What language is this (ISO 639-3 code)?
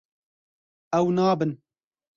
kur